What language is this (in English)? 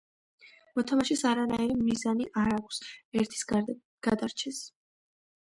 Georgian